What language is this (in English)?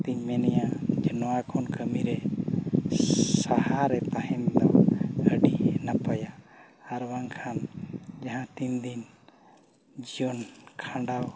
Santali